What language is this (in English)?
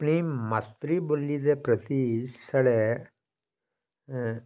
Dogri